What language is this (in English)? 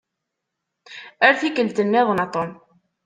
Kabyle